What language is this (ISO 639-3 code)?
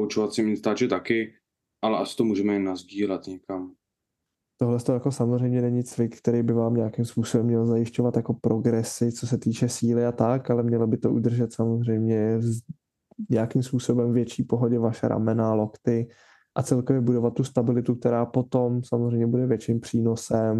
ces